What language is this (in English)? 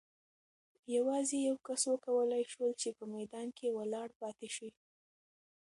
Pashto